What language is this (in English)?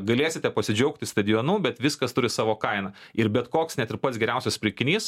Lithuanian